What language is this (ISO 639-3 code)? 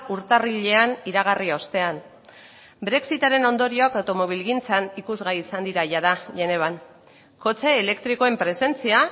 eus